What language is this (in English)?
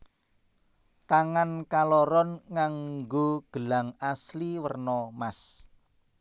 Javanese